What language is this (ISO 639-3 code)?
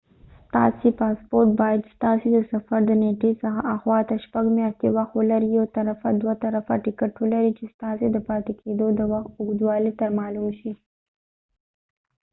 pus